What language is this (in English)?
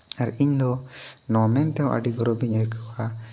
Santali